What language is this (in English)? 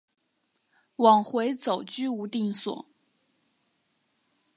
Chinese